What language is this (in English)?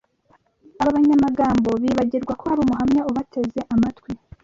Kinyarwanda